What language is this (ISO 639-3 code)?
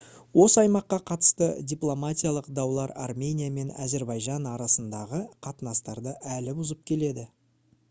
kaz